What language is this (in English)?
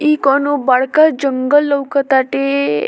Bhojpuri